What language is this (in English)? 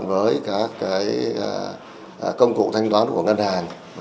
Vietnamese